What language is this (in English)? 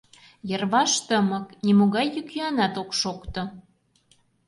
Mari